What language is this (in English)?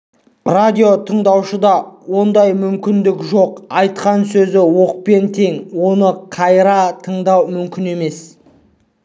Kazakh